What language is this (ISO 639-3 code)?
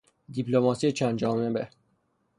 fas